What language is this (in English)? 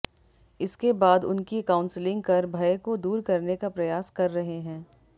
Hindi